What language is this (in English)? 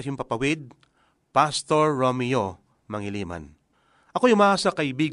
Filipino